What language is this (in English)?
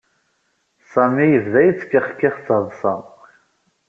Kabyle